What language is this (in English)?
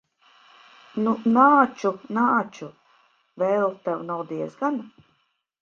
Latvian